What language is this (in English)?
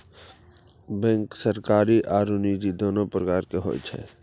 Maithili